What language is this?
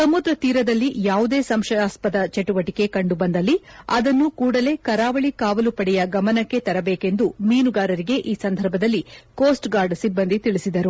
Kannada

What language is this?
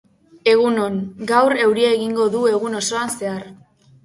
Basque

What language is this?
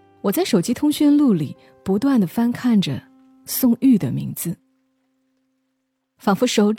Chinese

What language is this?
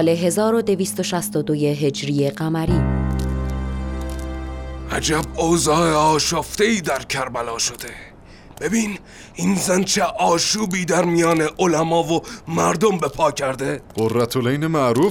Persian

